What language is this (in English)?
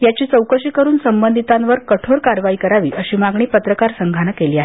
Marathi